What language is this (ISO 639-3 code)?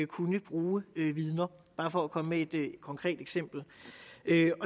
dan